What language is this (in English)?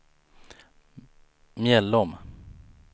Swedish